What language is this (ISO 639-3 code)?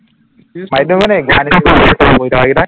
asm